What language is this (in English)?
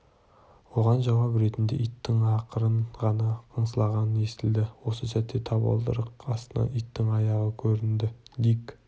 Kazakh